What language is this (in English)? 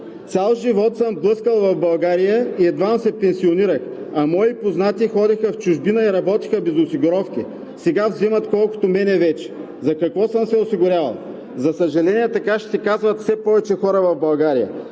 Bulgarian